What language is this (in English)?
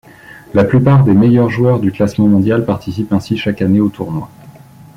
French